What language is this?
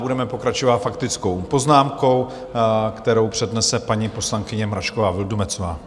Czech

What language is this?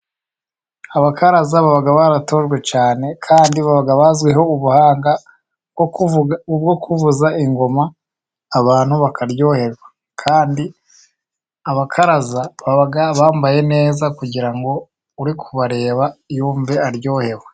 Kinyarwanda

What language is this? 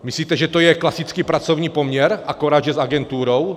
Czech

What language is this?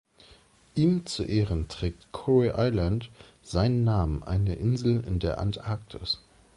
German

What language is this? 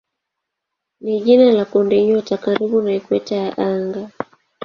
Swahili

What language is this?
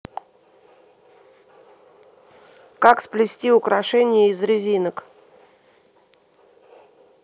Russian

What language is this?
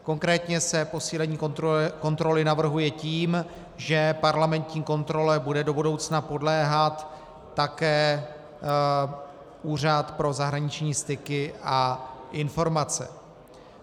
Czech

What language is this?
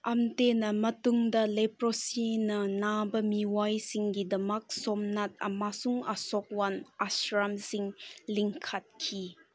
Manipuri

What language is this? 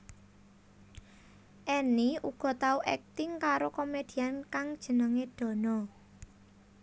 Javanese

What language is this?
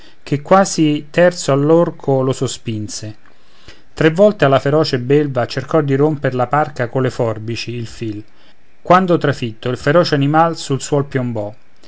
Italian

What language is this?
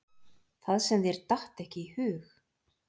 Icelandic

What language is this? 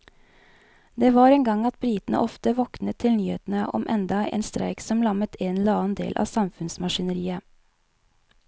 Norwegian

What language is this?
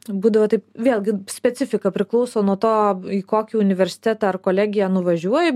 Lithuanian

